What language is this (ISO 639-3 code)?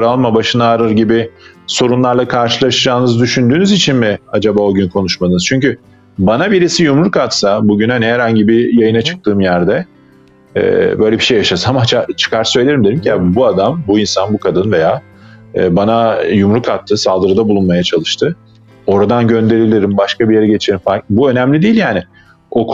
tur